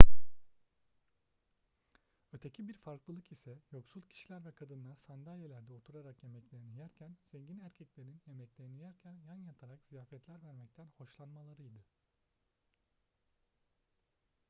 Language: Turkish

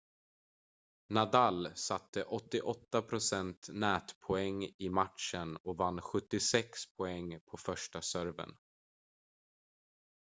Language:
Swedish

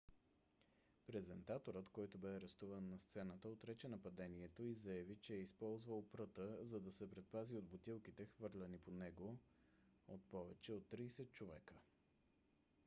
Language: Bulgarian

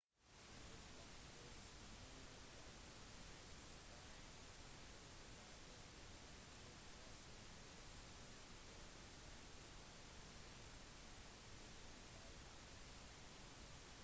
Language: Norwegian Bokmål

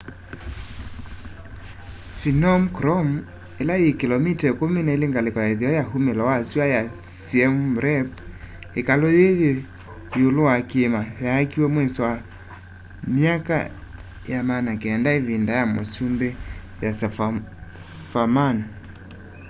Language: Kamba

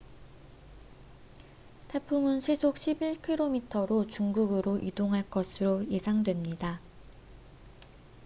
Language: Korean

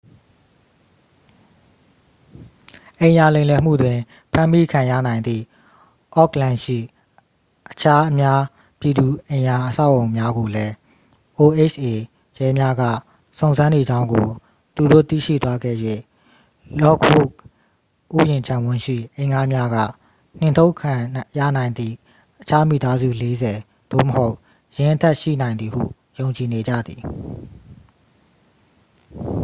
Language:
Burmese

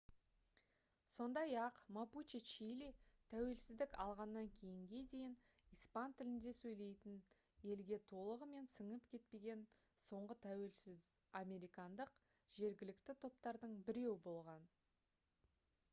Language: Kazakh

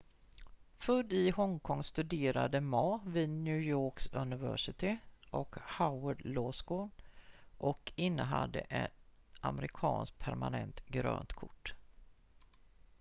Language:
Swedish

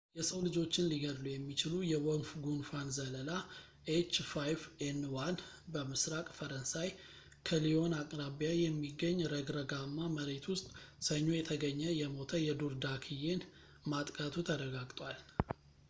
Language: Amharic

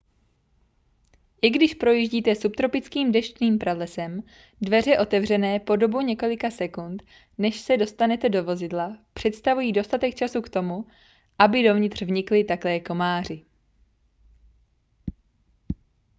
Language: Czech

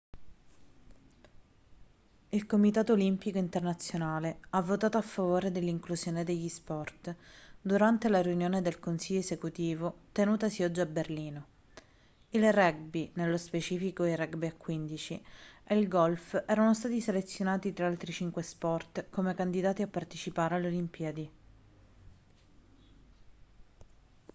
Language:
Italian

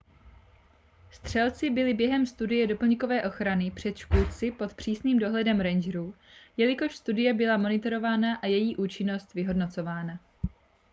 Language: Czech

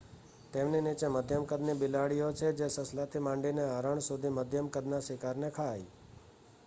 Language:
Gujarati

